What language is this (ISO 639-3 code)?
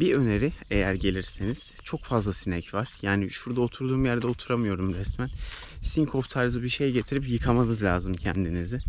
tur